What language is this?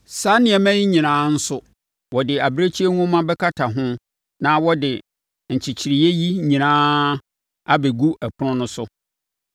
Akan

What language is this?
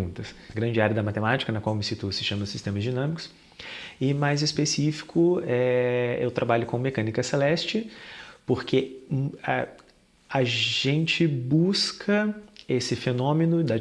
Portuguese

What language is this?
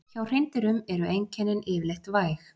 Icelandic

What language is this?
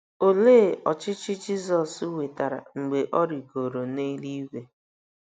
Igbo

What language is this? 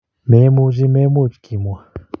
Kalenjin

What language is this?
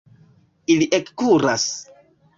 Esperanto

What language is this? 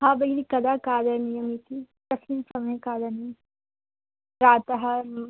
Sanskrit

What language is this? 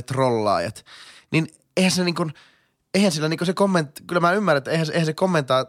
Finnish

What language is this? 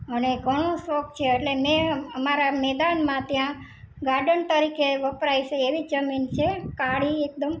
Gujarati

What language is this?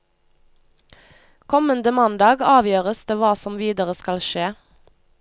Norwegian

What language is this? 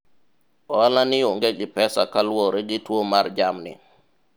Luo (Kenya and Tanzania)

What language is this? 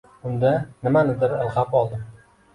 Uzbek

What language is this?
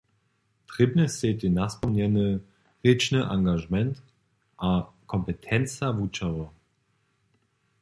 Upper Sorbian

